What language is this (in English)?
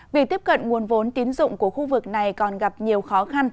Vietnamese